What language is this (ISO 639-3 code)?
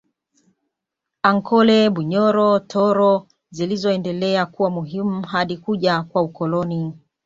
swa